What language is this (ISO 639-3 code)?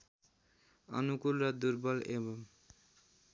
nep